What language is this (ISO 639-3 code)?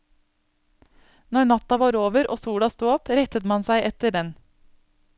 nor